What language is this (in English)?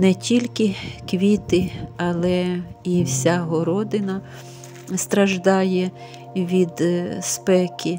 Ukrainian